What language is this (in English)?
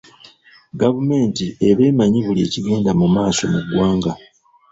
Ganda